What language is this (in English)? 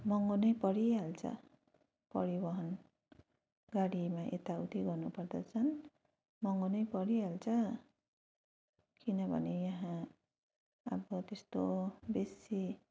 Nepali